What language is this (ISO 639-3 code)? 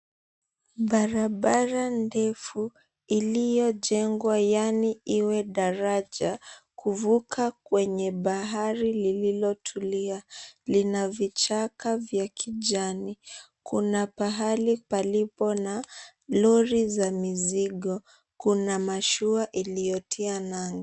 swa